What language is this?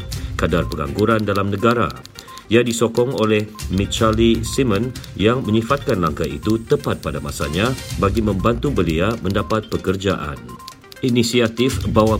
Malay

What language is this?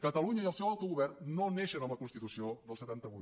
Catalan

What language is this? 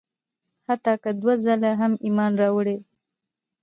Pashto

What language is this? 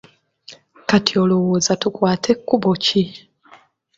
Ganda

